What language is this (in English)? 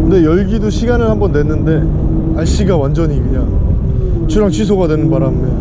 Korean